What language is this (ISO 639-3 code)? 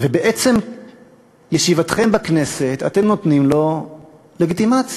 heb